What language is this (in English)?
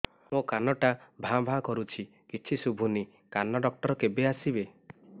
Odia